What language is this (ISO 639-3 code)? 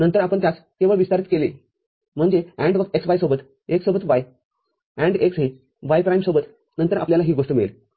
mar